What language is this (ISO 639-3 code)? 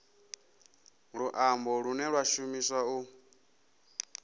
ven